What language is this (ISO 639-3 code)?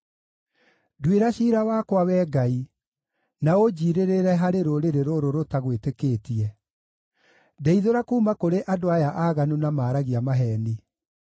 kik